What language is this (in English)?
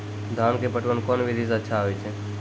Maithili